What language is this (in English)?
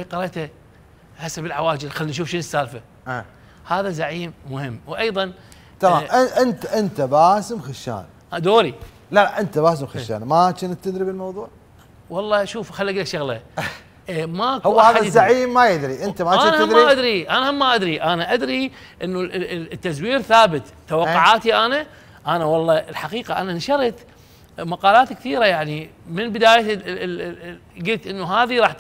Arabic